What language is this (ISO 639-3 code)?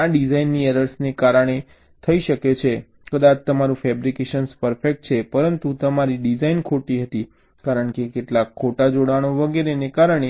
guj